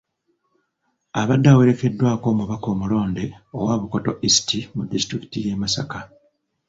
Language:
Ganda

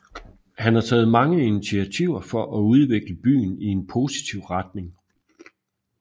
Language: Danish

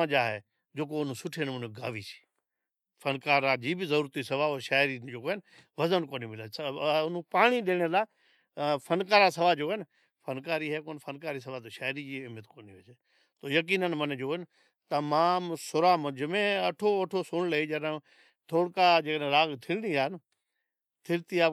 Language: Od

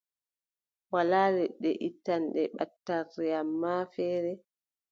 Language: Adamawa Fulfulde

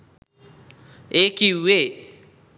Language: Sinhala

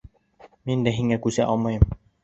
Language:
Bashkir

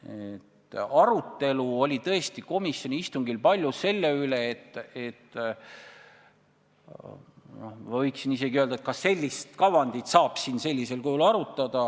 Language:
Estonian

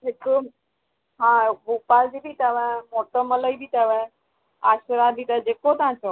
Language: Sindhi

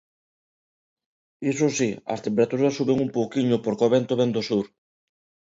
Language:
Galician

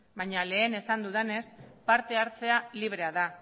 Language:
Basque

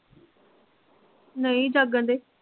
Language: Punjabi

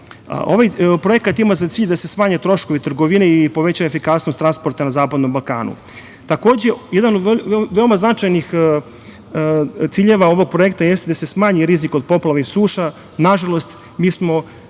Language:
Serbian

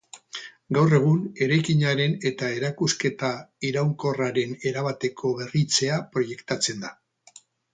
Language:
Basque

